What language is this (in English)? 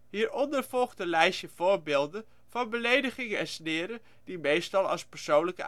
Dutch